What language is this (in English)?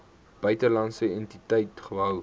Afrikaans